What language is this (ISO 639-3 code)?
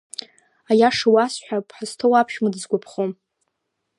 abk